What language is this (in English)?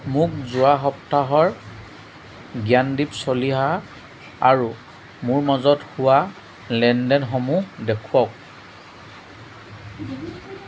Assamese